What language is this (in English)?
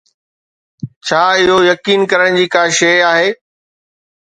Sindhi